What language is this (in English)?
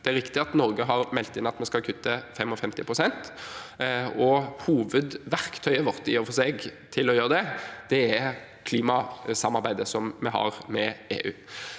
Norwegian